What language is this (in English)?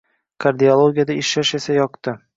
Uzbek